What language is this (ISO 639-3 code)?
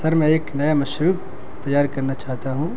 urd